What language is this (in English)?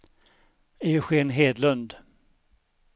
Swedish